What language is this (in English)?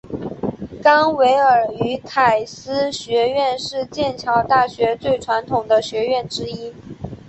Chinese